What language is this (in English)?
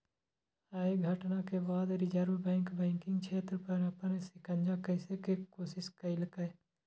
Maithili